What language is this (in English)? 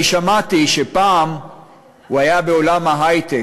Hebrew